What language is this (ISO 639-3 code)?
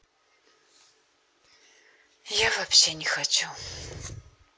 rus